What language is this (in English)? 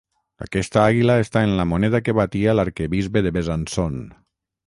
Catalan